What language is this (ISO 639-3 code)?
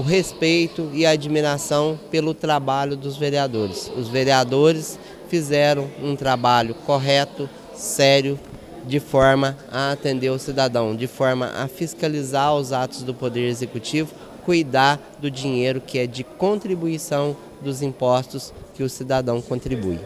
por